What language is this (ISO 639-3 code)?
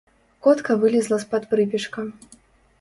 bel